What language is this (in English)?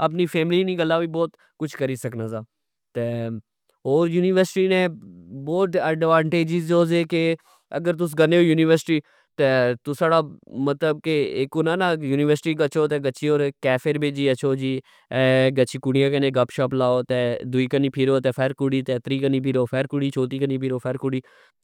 Pahari-Potwari